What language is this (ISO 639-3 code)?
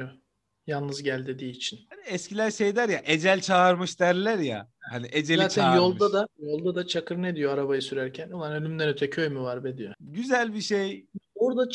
tur